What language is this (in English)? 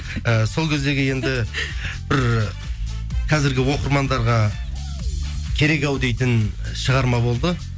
Kazakh